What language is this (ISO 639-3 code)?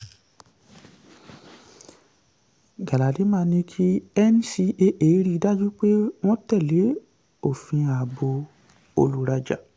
yor